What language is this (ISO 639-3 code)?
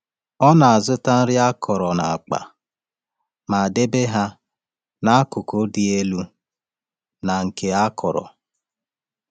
ibo